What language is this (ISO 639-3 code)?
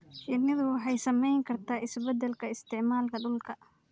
som